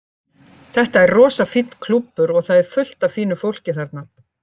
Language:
Icelandic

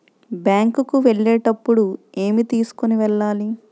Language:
Telugu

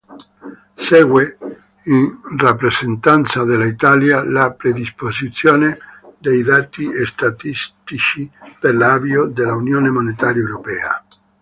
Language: Italian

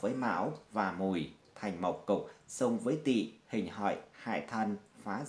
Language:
Vietnamese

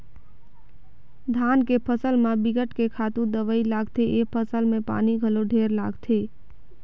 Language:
Chhattisgarhi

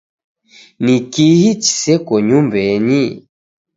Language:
Taita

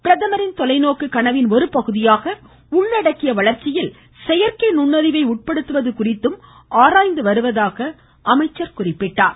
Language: Tamil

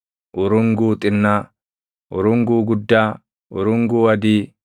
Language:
Oromo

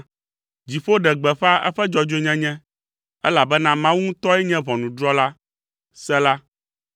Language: Ewe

